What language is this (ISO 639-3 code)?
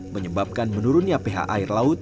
ind